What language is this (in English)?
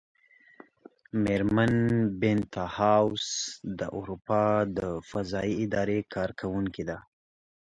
Pashto